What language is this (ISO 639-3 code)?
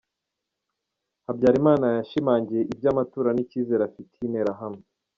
kin